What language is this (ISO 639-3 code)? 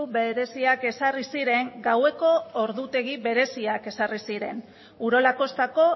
eus